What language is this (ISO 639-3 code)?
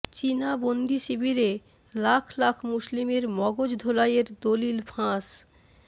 ben